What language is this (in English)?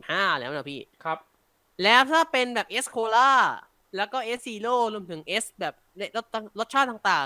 Thai